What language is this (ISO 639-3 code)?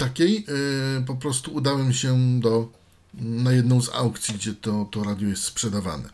pol